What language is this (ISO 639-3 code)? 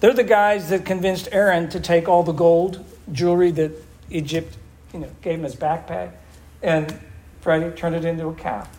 eng